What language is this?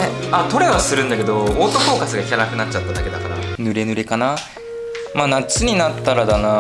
Japanese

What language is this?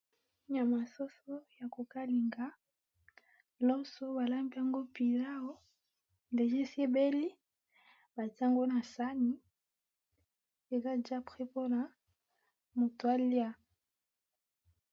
Lingala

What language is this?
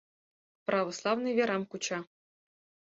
Mari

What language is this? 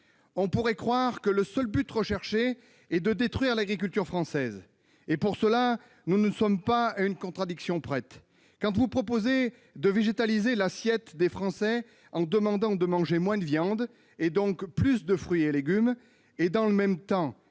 French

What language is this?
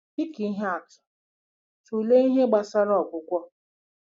Igbo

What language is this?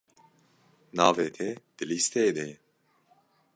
Kurdish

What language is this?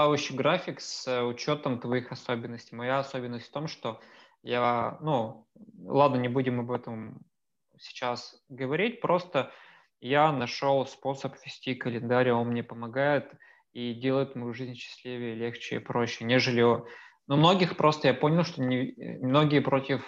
Russian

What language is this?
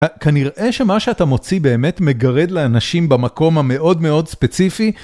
Hebrew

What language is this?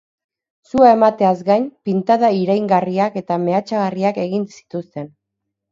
Basque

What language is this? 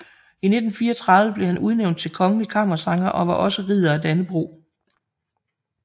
Danish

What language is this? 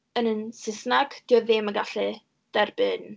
Welsh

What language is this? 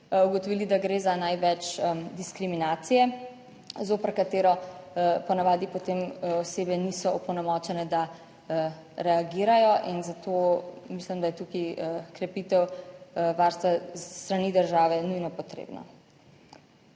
Slovenian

